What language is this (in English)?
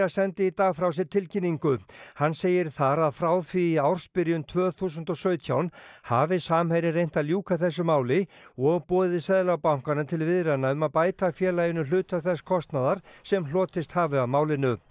Icelandic